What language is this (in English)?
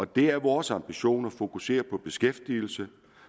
Danish